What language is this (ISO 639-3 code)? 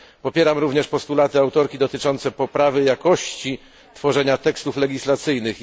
pol